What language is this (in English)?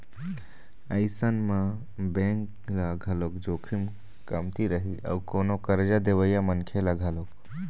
Chhattisgarhi